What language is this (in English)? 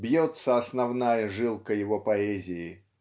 Russian